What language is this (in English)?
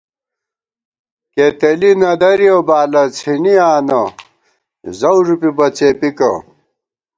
Gawar-Bati